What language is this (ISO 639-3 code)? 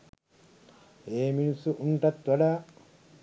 sin